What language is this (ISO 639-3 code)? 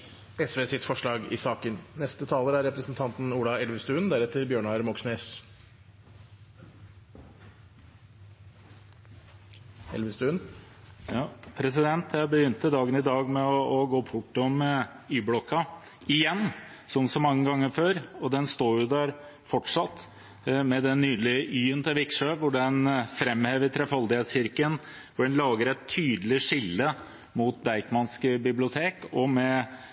nob